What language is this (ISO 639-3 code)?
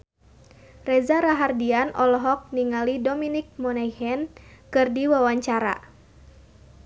sun